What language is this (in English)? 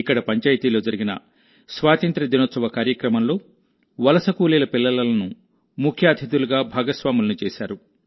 Telugu